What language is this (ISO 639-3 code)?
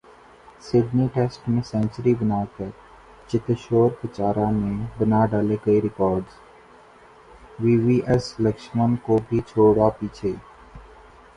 urd